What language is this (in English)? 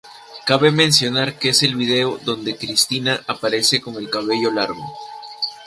Spanish